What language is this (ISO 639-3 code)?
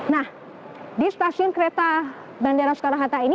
ind